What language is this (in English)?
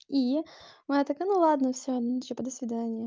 Russian